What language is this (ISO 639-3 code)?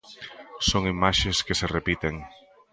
glg